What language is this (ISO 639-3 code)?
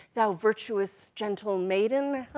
eng